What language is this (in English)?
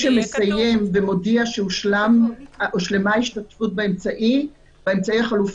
Hebrew